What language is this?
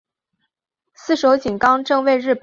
Chinese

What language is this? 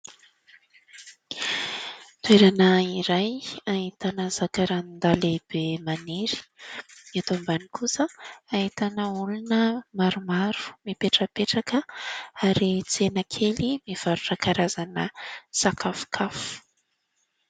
Malagasy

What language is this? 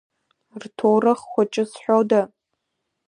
Abkhazian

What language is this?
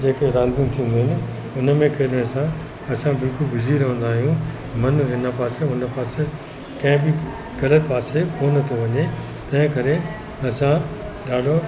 Sindhi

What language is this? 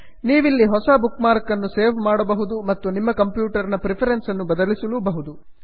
Kannada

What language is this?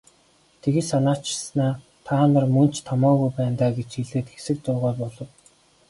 Mongolian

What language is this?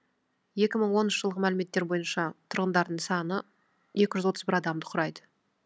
Kazakh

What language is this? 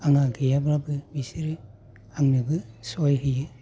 Bodo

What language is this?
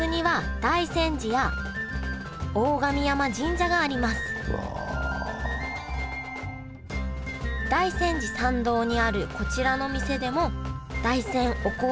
Japanese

